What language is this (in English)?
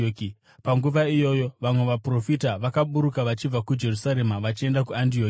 Shona